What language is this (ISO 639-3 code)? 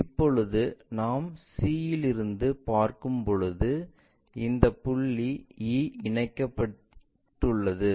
tam